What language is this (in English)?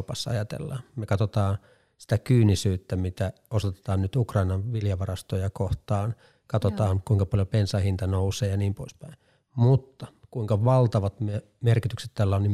Finnish